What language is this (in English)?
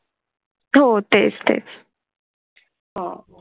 Marathi